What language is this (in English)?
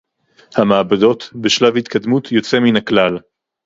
Hebrew